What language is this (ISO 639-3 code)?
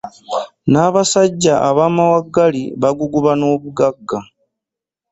lug